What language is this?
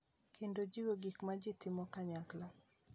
Luo (Kenya and Tanzania)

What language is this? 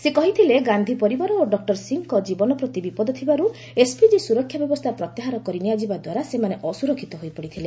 Odia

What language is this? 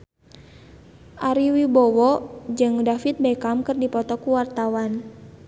Sundanese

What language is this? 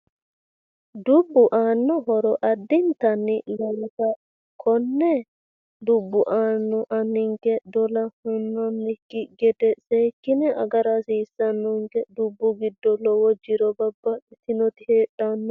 Sidamo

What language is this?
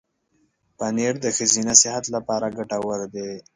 Pashto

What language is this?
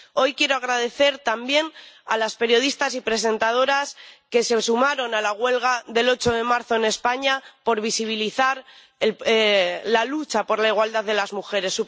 Spanish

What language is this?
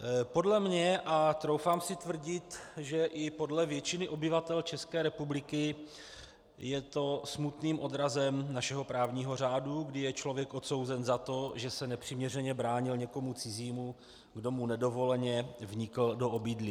Czech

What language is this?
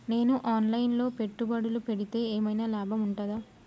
Telugu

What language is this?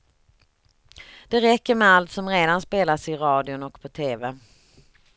Swedish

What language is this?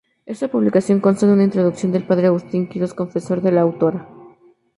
Spanish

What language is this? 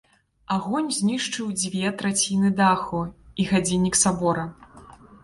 Belarusian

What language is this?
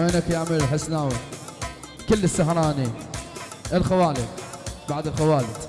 Arabic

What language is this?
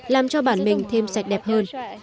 Vietnamese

